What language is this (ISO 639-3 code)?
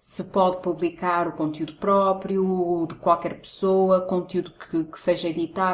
por